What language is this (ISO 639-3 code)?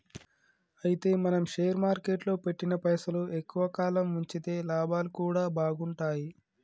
tel